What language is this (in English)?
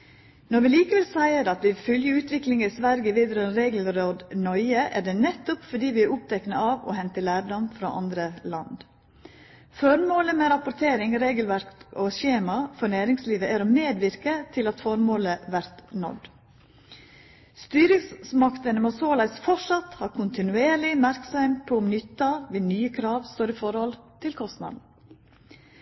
Norwegian Nynorsk